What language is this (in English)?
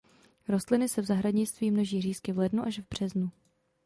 Czech